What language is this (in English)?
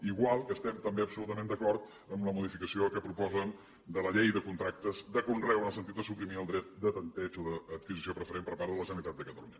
Catalan